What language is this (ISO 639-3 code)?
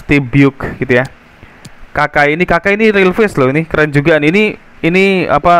ind